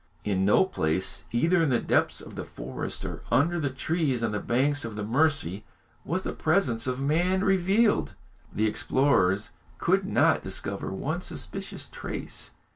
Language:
English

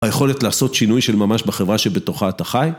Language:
Hebrew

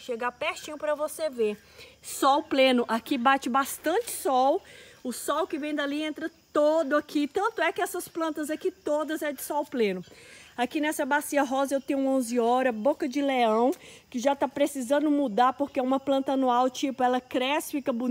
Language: Portuguese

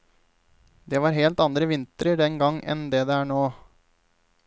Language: Norwegian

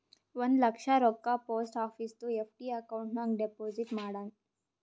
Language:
Kannada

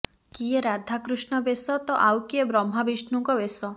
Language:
Odia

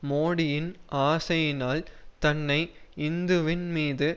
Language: Tamil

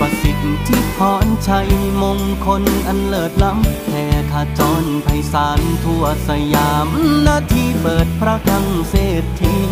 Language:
Thai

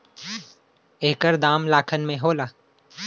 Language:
Bhojpuri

